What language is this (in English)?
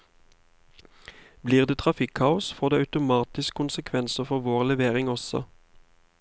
Norwegian